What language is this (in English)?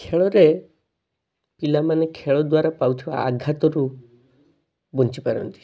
Odia